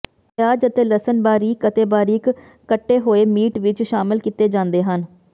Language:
Punjabi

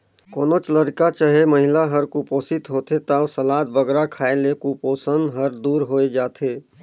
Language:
Chhattisgarhi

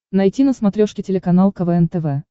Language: Russian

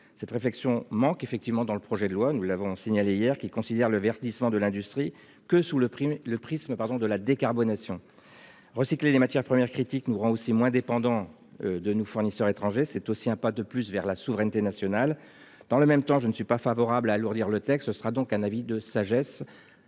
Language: French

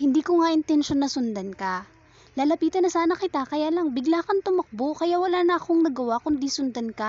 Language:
Filipino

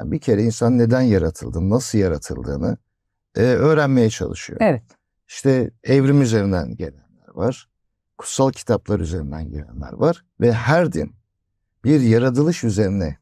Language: Turkish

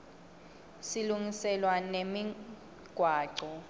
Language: Swati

